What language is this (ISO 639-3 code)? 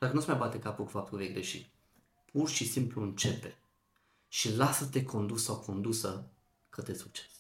ron